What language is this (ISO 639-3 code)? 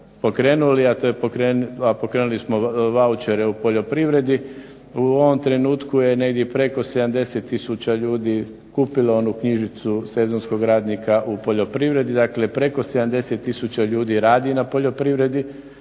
hrv